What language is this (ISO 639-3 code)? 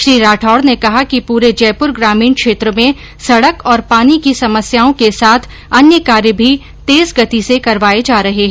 hin